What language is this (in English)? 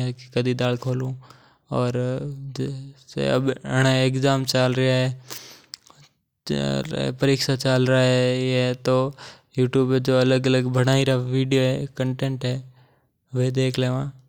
Mewari